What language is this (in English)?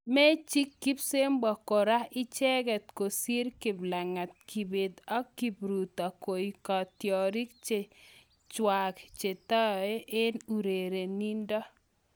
Kalenjin